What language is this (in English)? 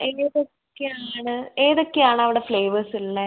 Malayalam